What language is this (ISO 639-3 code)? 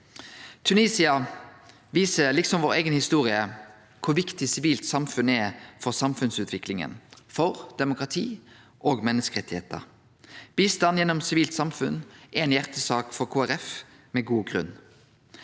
nor